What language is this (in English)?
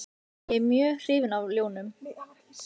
Icelandic